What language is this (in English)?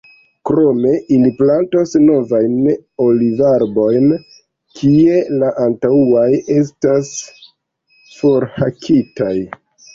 Esperanto